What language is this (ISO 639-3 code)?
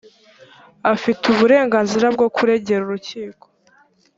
kin